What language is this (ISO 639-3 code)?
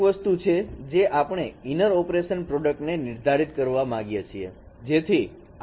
guj